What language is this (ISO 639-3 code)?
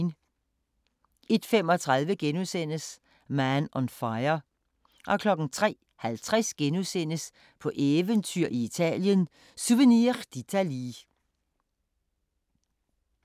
dan